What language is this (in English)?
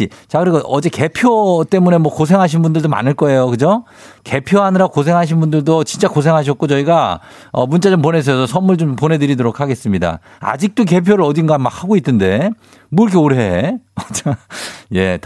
Korean